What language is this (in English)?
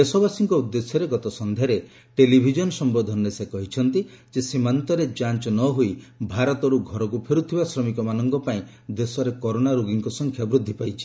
Odia